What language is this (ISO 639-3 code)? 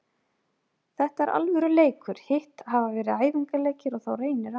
isl